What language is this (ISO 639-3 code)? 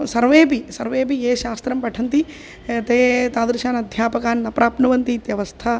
san